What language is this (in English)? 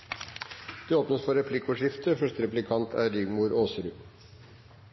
Norwegian Bokmål